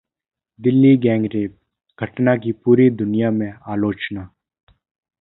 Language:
Hindi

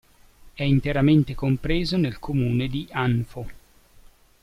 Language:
Italian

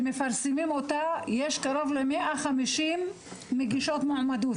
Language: Hebrew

